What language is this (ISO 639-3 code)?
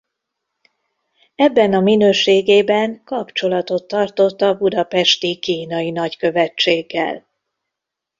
hun